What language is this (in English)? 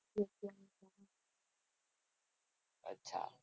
Gujarati